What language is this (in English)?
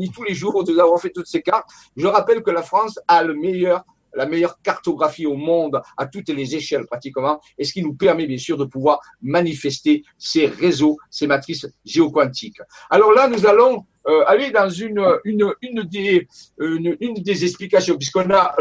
French